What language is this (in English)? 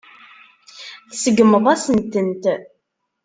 Kabyle